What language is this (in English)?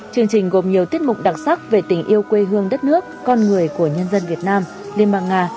Vietnamese